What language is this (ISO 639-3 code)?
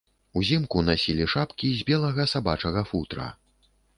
bel